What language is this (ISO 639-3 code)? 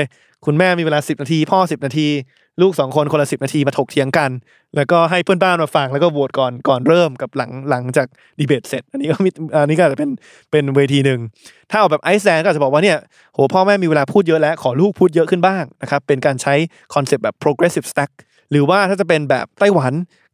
tha